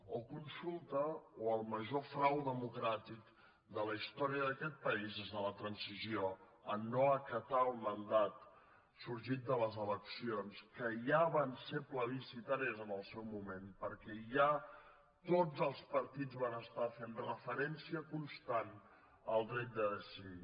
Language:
Catalan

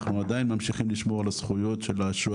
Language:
Hebrew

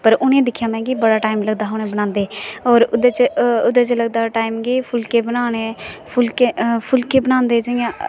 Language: Dogri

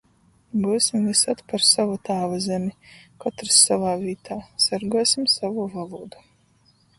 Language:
Latgalian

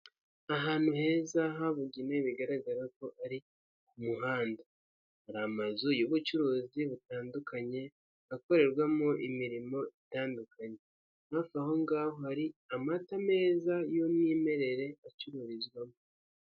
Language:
Kinyarwanda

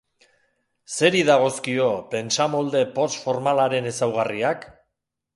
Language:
Basque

